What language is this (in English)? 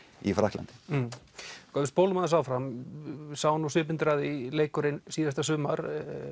Icelandic